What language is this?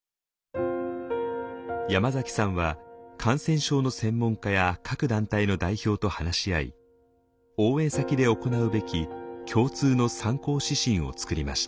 Japanese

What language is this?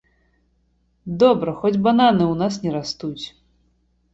Belarusian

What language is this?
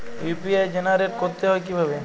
Bangla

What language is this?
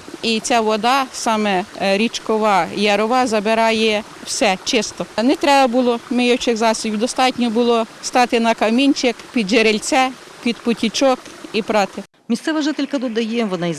Ukrainian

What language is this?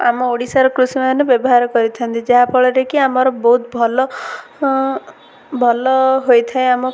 Odia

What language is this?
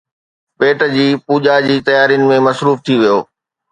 Sindhi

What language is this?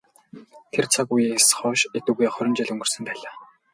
Mongolian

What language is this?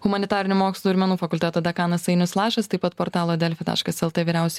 Lithuanian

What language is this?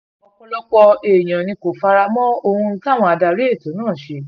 Yoruba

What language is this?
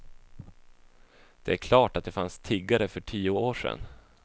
Swedish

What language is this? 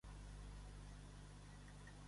Catalan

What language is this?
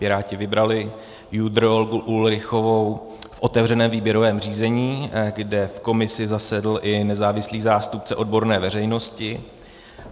Czech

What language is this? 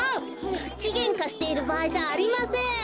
Japanese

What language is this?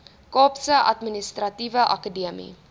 Afrikaans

